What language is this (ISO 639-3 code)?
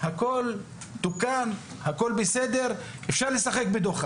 heb